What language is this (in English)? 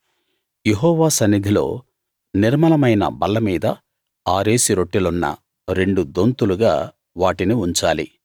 Telugu